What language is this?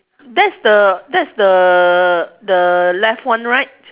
English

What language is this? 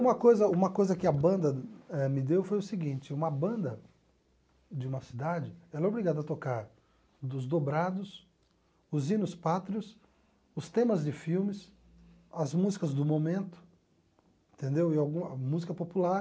Portuguese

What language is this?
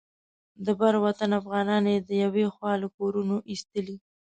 Pashto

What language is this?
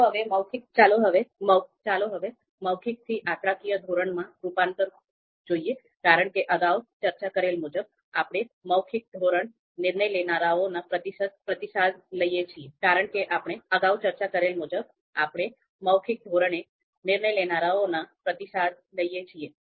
Gujarati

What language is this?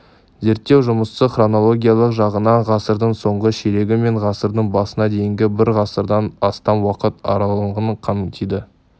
Kazakh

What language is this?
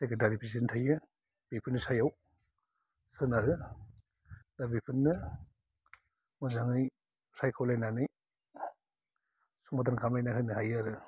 Bodo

